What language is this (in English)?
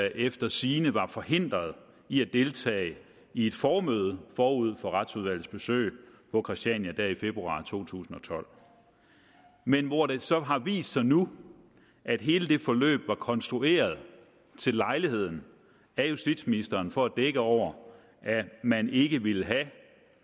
Danish